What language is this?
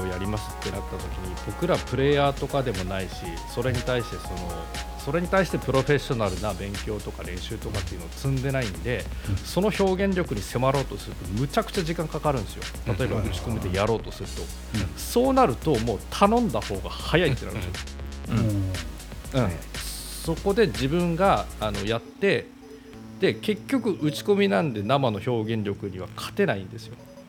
Japanese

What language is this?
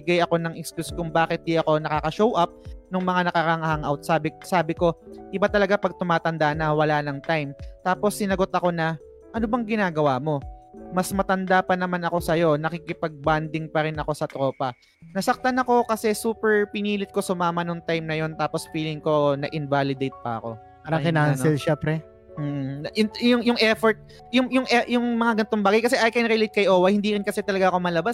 Filipino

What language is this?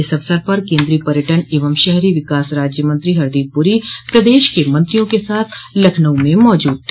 Hindi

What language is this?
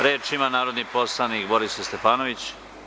Serbian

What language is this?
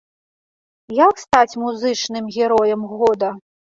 Belarusian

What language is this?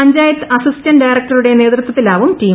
Malayalam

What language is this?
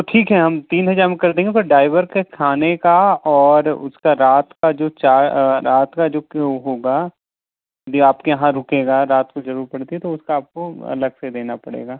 Hindi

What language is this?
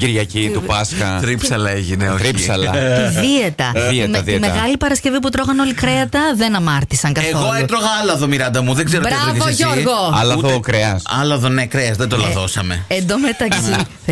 Greek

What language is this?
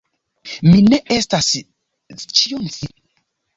Esperanto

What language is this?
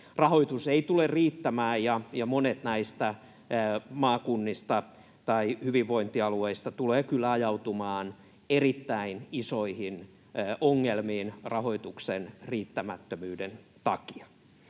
Finnish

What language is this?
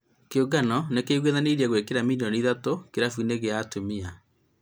Kikuyu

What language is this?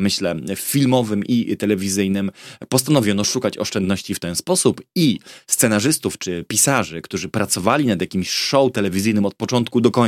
Polish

